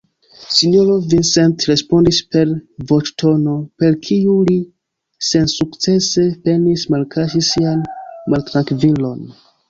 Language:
Esperanto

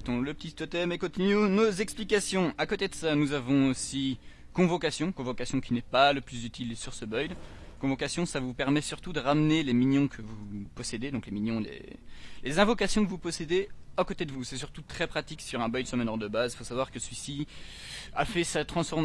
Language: French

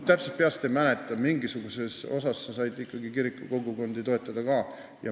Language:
Estonian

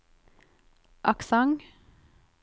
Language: Norwegian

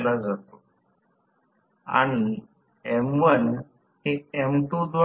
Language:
Marathi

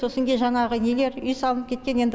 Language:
Kazakh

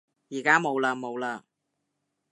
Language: Cantonese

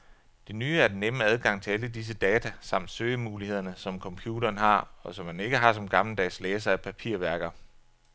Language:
Danish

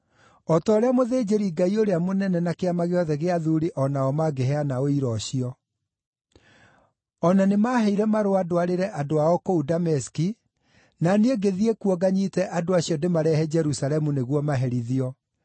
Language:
Kikuyu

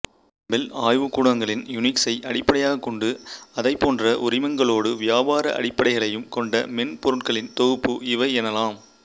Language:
Tamil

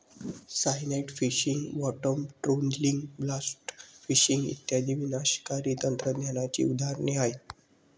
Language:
Marathi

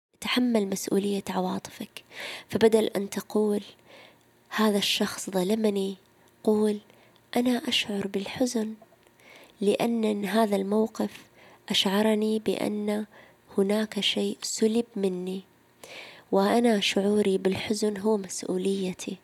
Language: Arabic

